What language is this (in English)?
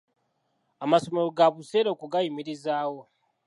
Ganda